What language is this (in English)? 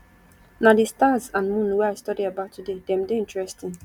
Nigerian Pidgin